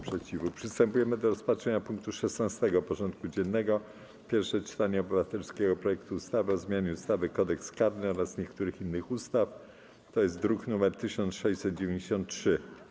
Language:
Polish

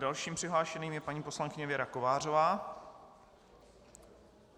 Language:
Czech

